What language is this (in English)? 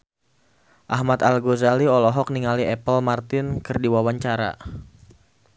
Sundanese